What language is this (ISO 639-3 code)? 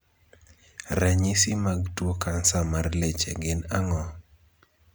luo